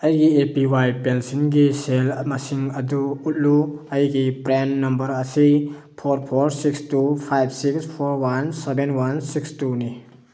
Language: Manipuri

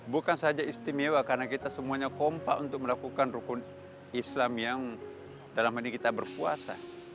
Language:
Indonesian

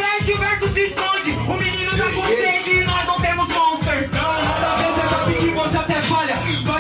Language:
Portuguese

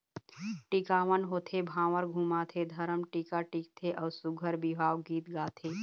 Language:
Chhattisgarhi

